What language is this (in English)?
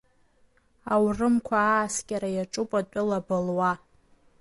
Abkhazian